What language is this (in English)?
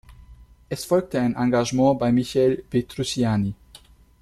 German